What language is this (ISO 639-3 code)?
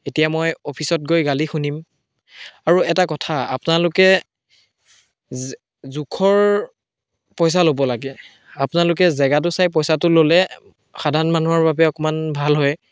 asm